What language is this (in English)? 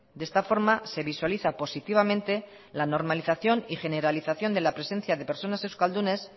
Spanish